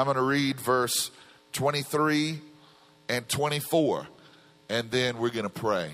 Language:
English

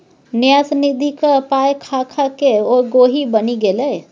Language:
Maithili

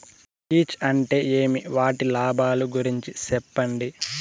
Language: Telugu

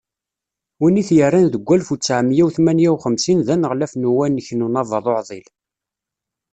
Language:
Kabyle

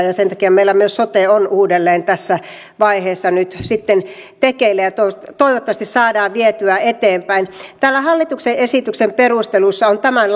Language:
Finnish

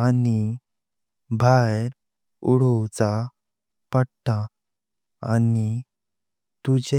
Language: Konkani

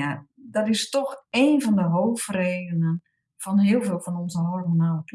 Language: Dutch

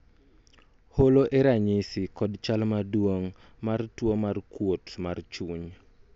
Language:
Luo (Kenya and Tanzania)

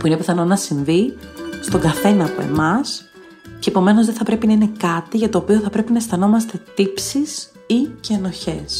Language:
Greek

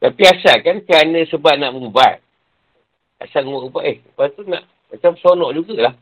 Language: Malay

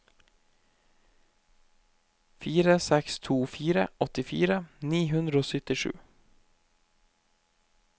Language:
Norwegian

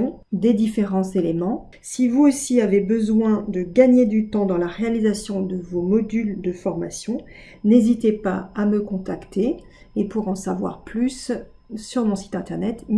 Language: French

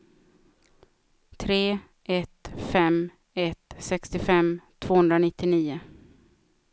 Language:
Swedish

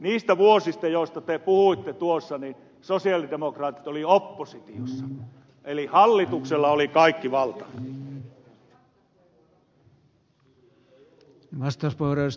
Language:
Finnish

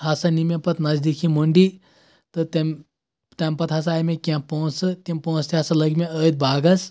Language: Kashmiri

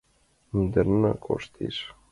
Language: Mari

